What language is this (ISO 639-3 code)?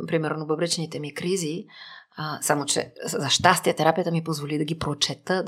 bul